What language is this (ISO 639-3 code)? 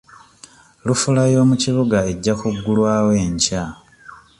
lug